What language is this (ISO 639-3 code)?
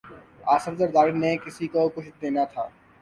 urd